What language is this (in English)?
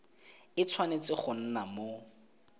Tswana